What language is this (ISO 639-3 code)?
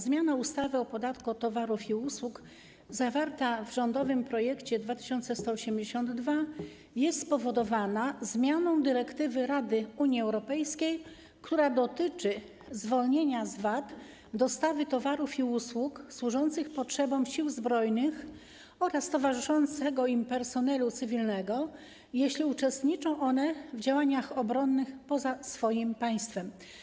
pol